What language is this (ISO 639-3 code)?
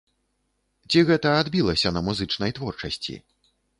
bel